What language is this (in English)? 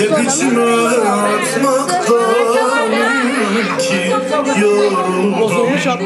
Arabic